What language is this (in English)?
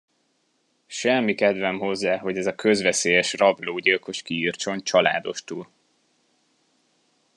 Hungarian